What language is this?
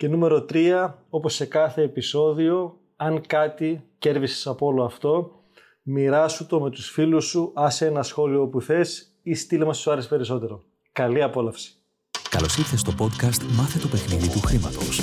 Greek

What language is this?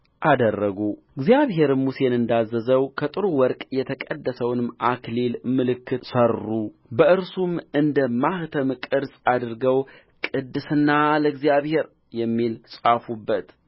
Amharic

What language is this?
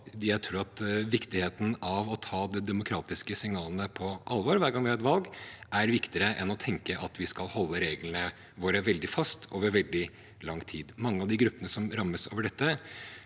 Norwegian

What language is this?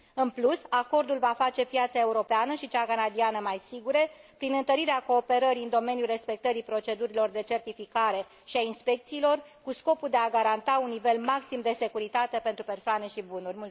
Romanian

